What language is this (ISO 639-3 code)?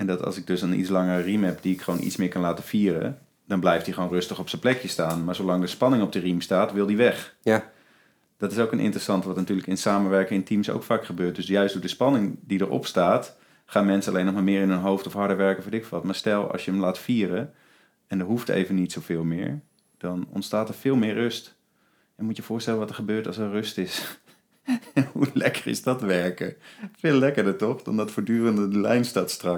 nld